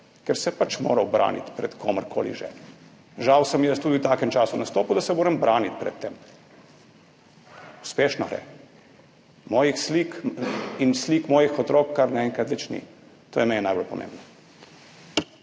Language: Slovenian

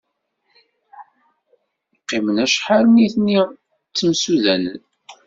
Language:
Kabyle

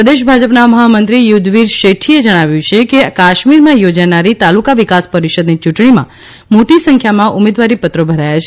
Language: Gujarati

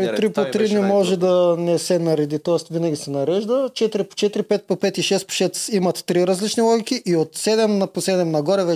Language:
Bulgarian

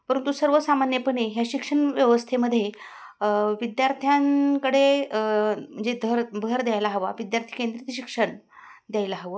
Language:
Marathi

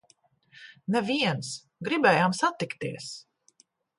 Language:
Latvian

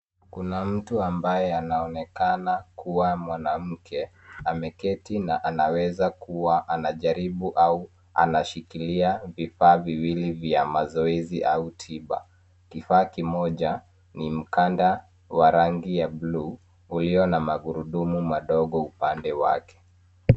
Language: Swahili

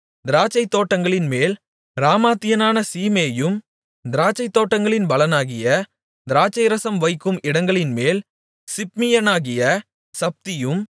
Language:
Tamil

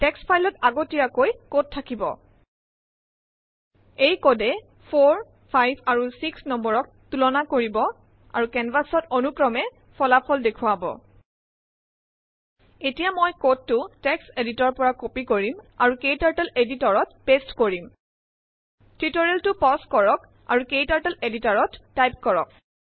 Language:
Assamese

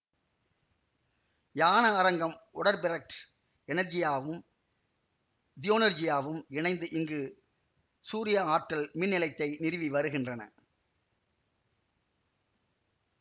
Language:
Tamil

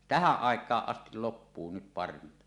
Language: Finnish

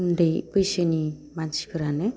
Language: Bodo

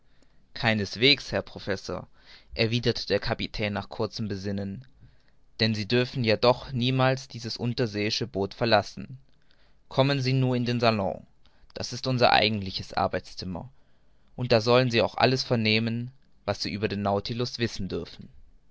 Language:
German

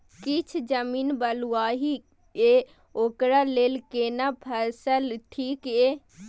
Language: Maithili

